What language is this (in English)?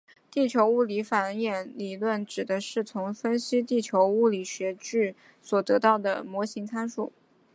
Chinese